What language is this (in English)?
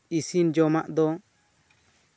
Santali